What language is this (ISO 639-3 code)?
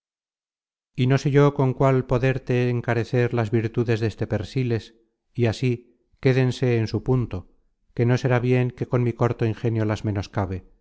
spa